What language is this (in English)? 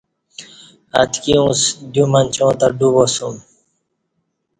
Kati